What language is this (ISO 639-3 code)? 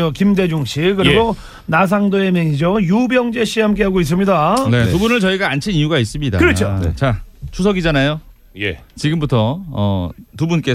kor